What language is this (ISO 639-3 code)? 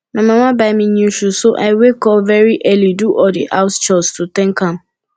pcm